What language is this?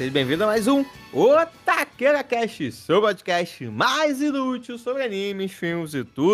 Portuguese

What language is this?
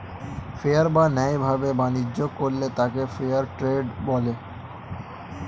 Bangla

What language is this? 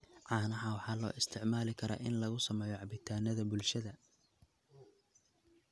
Somali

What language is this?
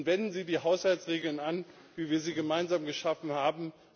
German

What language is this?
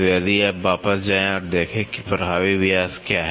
Hindi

